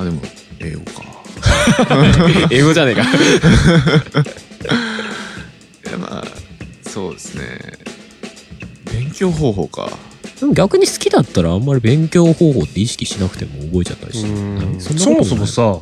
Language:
Japanese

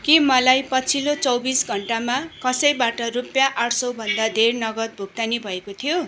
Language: Nepali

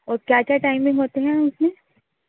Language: Urdu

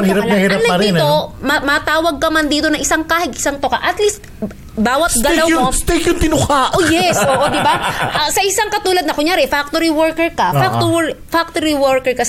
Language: Filipino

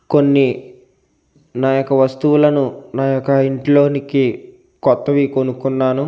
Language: Telugu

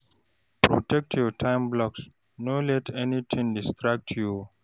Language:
Nigerian Pidgin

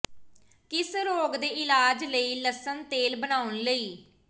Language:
Punjabi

